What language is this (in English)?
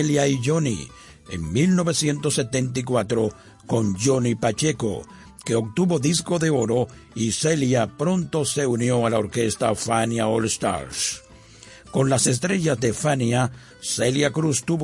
Spanish